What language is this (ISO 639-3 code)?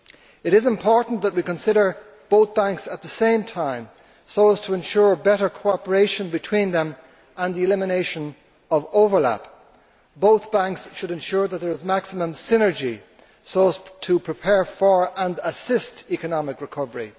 eng